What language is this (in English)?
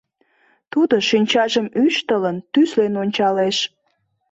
Mari